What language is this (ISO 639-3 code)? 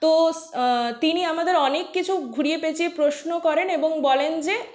ben